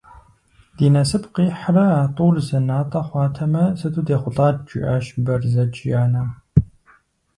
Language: Kabardian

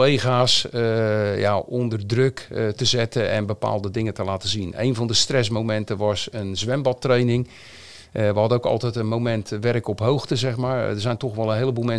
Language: Dutch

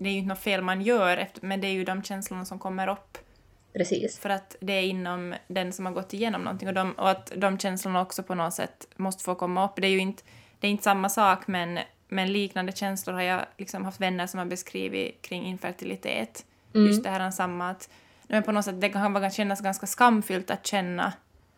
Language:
Swedish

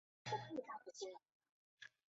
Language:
Chinese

